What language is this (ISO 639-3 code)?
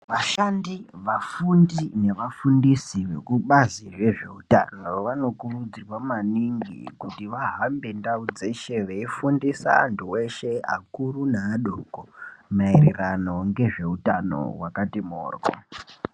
ndc